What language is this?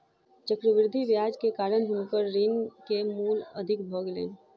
Maithili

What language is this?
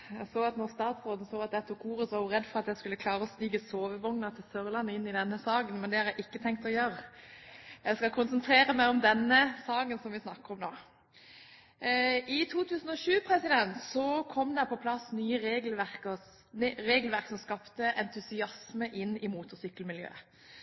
Norwegian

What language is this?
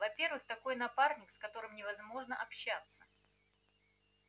Russian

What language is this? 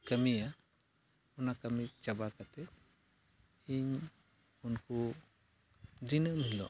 Santali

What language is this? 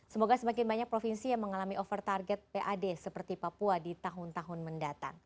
Indonesian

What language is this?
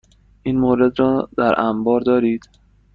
Persian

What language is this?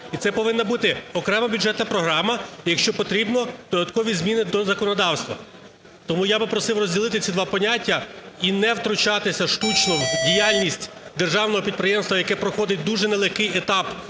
Ukrainian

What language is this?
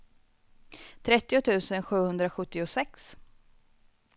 Swedish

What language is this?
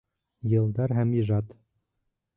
Bashkir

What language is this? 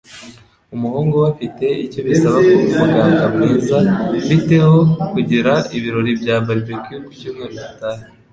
Kinyarwanda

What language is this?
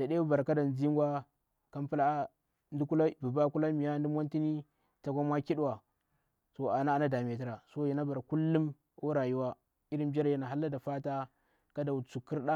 Bura-Pabir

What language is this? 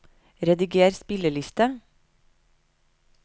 Norwegian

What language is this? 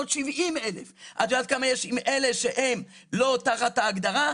Hebrew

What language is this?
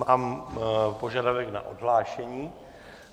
Czech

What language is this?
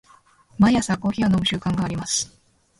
Japanese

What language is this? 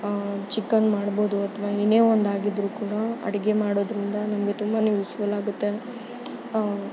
Kannada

